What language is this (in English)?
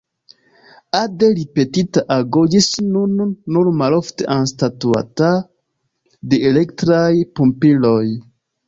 Esperanto